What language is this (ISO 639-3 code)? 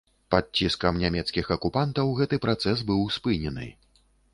bel